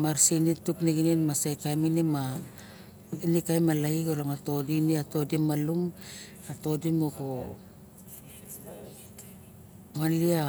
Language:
Barok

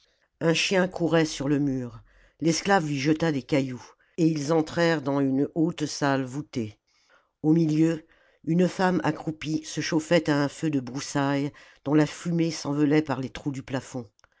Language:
French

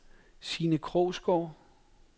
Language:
Danish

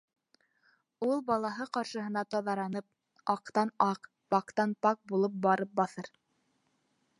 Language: Bashkir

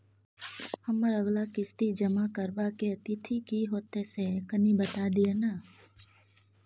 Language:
Maithili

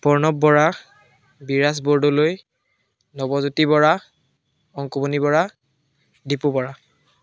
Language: Assamese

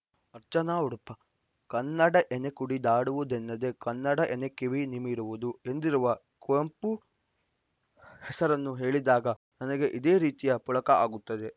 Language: Kannada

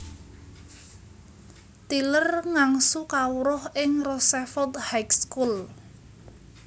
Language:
Javanese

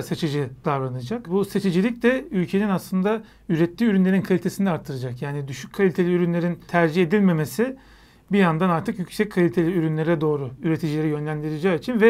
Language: Turkish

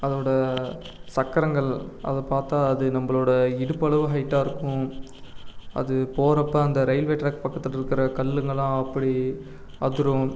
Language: Tamil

